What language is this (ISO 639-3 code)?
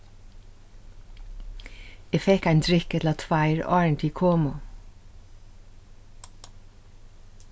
fao